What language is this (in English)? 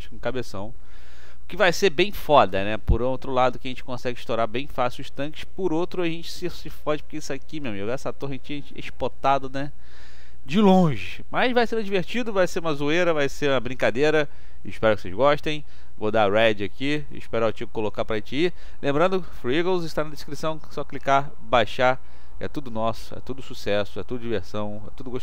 Portuguese